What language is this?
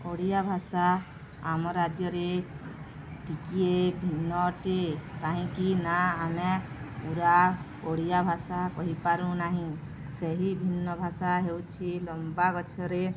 Odia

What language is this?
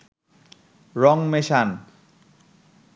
Bangla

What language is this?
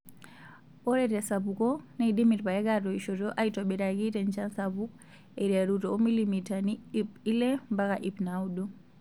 Masai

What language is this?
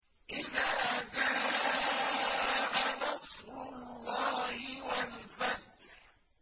Arabic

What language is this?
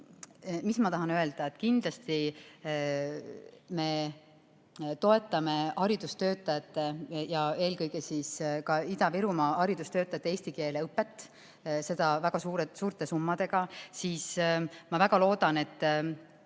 Estonian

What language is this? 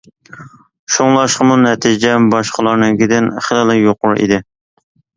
Uyghur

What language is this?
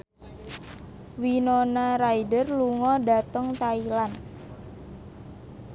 Javanese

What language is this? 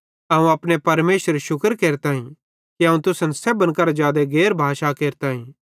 Bhadrawahi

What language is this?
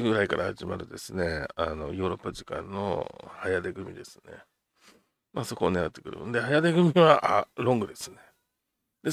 Japanese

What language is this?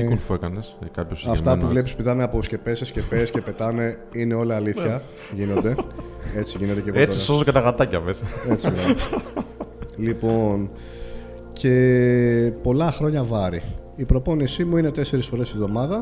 Greek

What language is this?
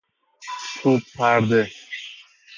Persian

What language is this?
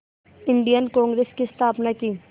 Hindi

